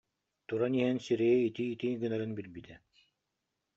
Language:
Yakut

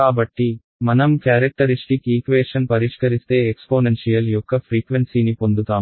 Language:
Telugu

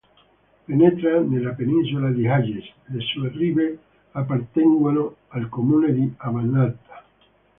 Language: Italian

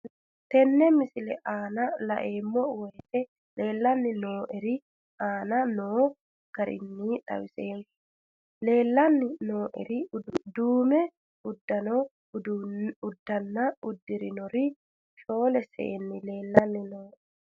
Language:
Sidamo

